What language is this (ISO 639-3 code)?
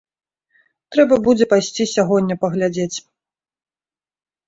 bel